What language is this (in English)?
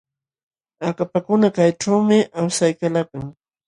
Jauja Wanca Quechua